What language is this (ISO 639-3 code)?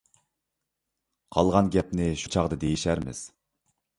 uig